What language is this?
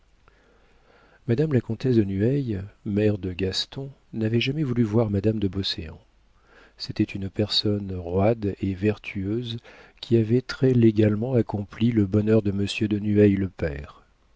French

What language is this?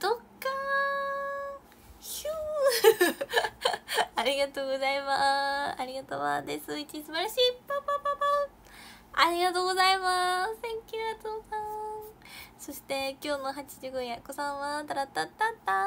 Japanese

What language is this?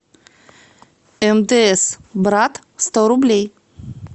Russian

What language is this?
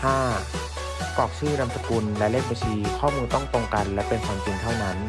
Thai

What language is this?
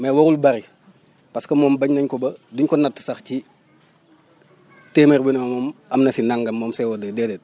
Wolof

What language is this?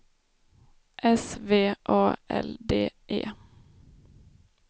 Swedish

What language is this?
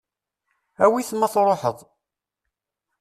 Kabyle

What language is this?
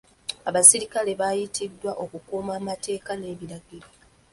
Ganda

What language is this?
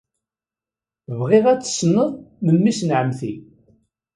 Kabyle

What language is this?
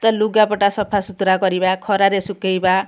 Odia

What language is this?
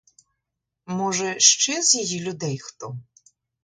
Ukrainian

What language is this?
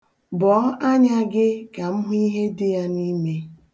Igbo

